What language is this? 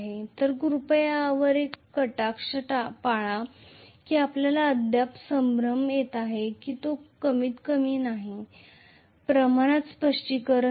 Marathi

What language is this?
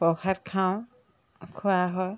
Assamese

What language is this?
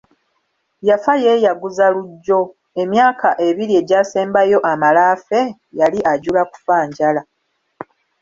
Ganda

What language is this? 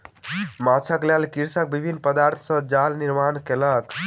Maithili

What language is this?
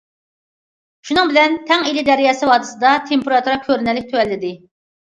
Uyghur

